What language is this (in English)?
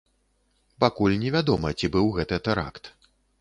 Belarusian